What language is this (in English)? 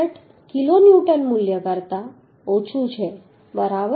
Gujarati